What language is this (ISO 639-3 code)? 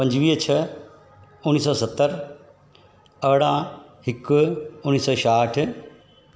snd